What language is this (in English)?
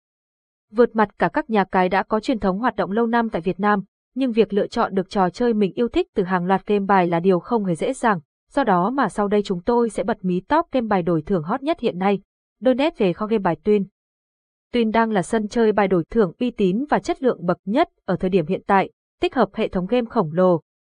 Vietnamese